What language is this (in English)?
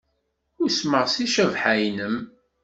Kabyle